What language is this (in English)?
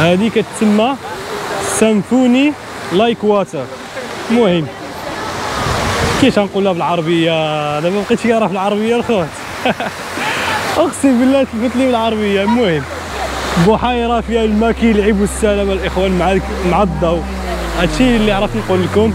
Arabic